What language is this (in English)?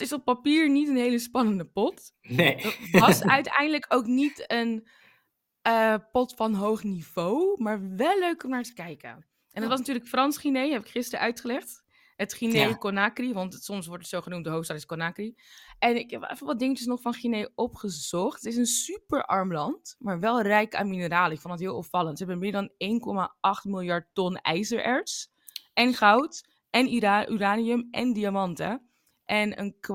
Dutch